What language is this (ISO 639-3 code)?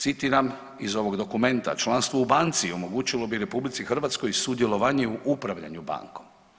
hrv